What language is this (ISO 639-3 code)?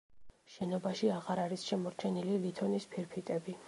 kat